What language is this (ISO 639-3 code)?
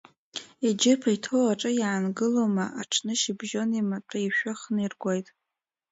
abk